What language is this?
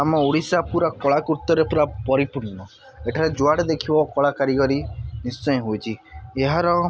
Odia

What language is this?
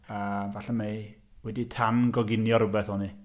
Welsh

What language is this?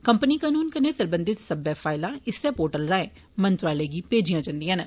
Dogri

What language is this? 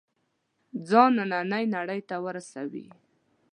Pashto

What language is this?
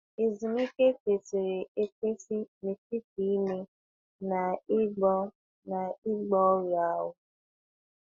Igbo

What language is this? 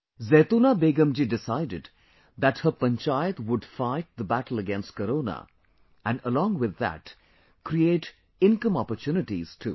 English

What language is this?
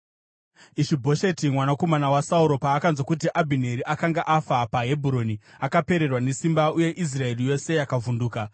Shona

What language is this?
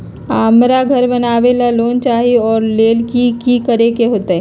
Magahi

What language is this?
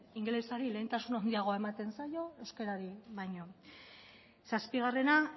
Basque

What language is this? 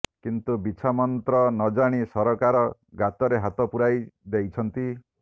Odia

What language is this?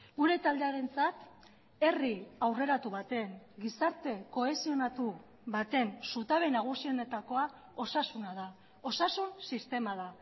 Basque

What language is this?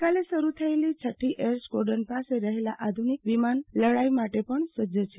Gujarati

